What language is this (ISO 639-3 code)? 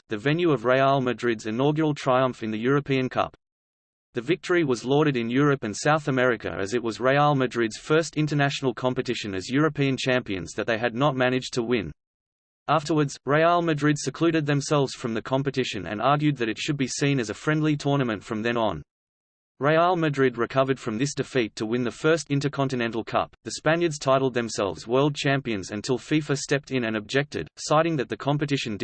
eng